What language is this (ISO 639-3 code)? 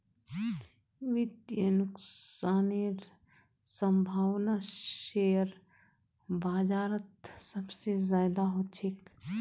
mag